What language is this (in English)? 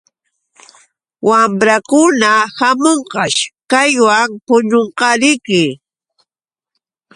Yauyos Quechua